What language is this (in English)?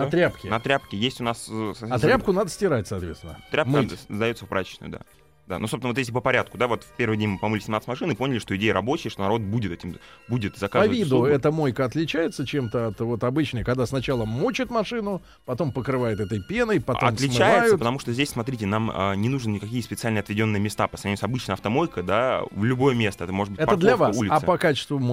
Russian